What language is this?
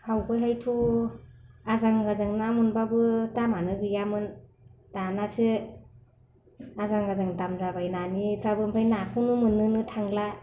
Bodo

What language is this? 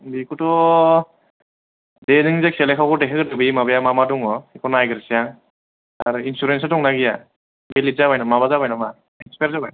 Bodo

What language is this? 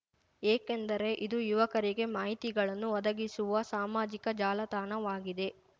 Kannada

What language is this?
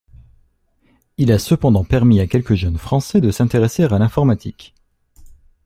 French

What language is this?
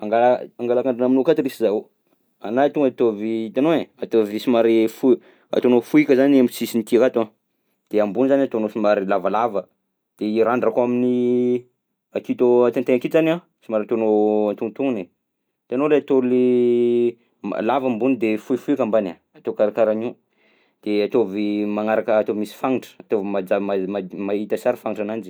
Southern Betsimisaraka Malagasy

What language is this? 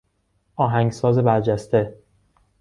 Persian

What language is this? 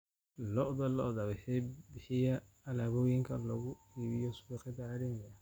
Somali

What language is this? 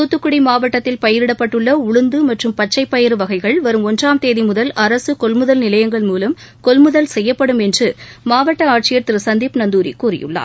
Tamil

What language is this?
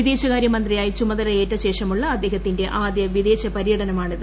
Malayalam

